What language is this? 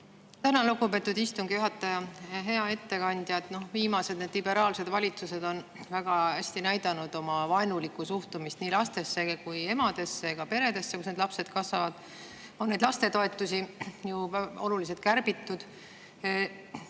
Estonian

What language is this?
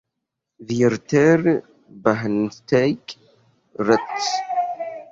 Esperanto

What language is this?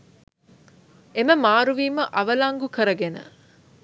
Sinhala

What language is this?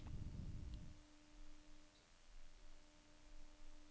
Norwegian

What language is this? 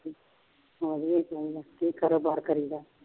Punjabi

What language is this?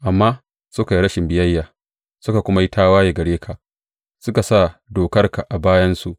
Hausa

